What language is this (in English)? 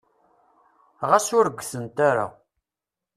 Kabyle